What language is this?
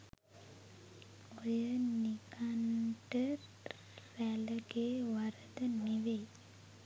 Sinhala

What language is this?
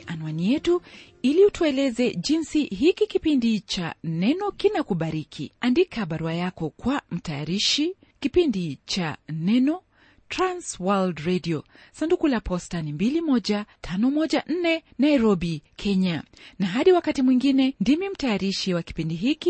Swahili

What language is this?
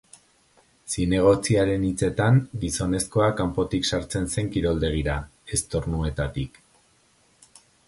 Basque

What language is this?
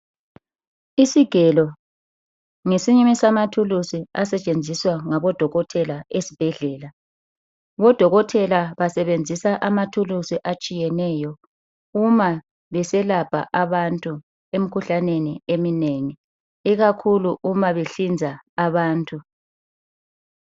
North Ndebele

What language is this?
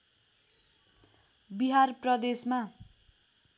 Nepali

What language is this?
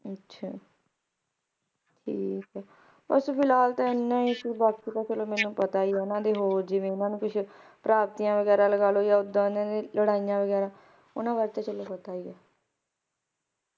Punjabi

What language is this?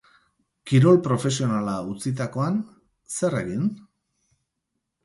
Basque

